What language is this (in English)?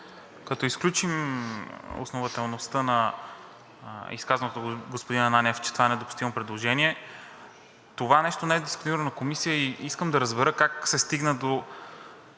Bulgarian